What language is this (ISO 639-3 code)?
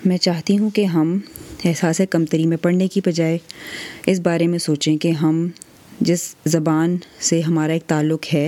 urd